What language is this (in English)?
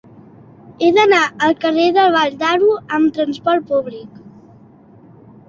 Catalan